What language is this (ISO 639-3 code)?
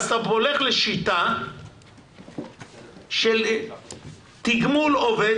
heb